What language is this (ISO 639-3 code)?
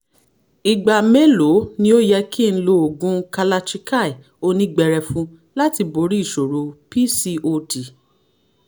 yor